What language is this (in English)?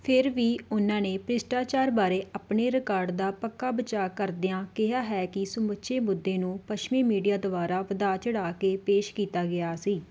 Punjabi